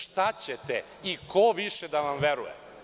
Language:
Serbian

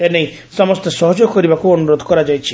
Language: Odia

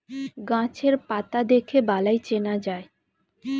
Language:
Bangla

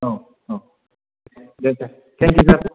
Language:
Bodo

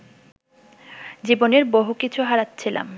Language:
Bangla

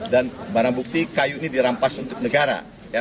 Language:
Indonesian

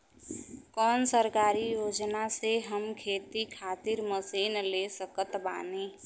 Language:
Bhojpuri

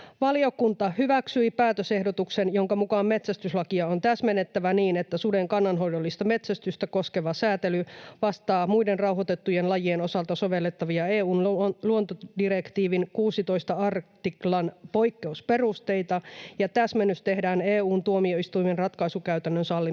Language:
Finnish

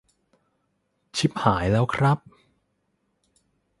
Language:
Thai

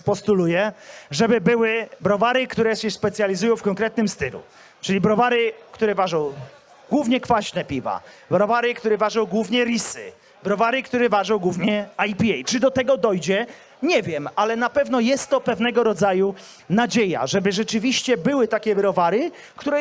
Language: Polish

